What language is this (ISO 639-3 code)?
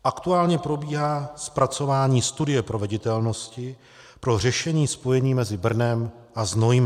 ces